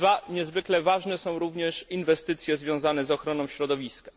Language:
Polish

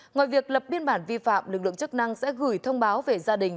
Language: Vietnamese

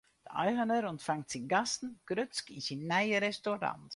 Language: Western Frisian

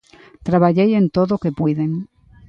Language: Galician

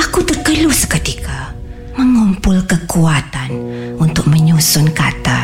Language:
Malay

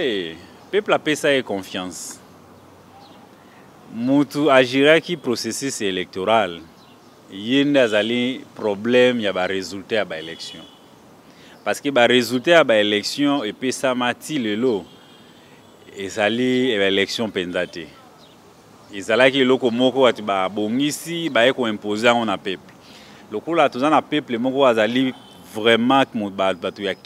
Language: French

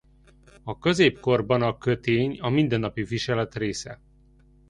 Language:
Hungarian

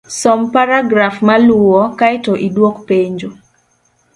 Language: Luo (Kenya and Tanzania)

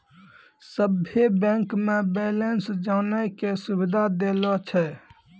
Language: Maithili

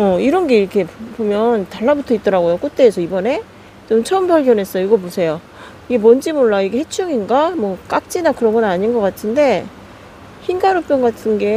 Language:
Korean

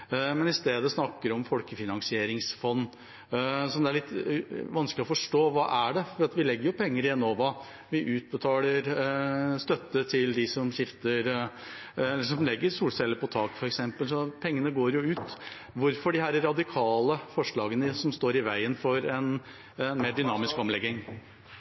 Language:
Norwegian Bokmål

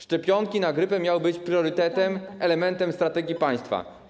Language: Polish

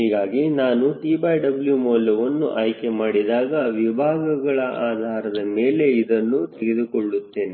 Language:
Kannada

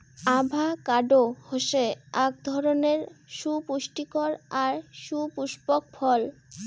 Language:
Bangla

